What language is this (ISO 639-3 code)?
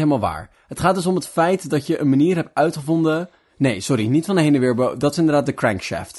nld